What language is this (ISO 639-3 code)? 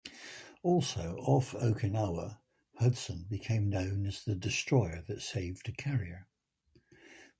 eng